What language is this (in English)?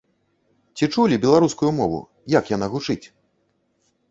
Belarusian